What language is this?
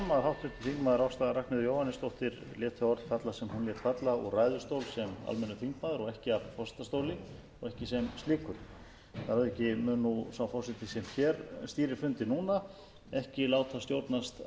Icelandic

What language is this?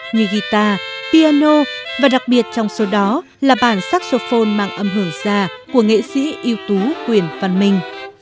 Vietnamese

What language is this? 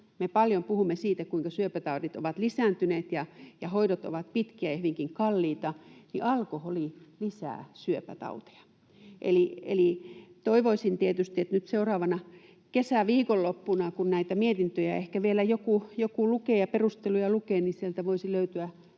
Finnish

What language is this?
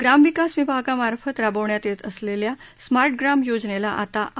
Marathi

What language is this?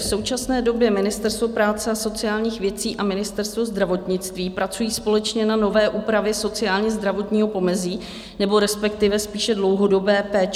Czech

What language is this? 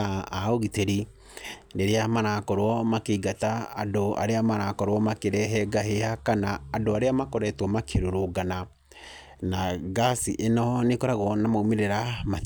Kikuyu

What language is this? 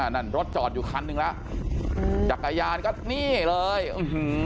Thai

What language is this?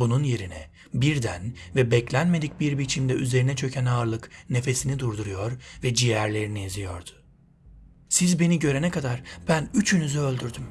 Turkish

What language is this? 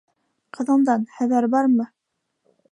Bashkir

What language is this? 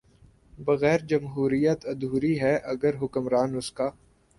Urdu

